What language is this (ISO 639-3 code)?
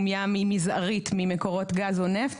heb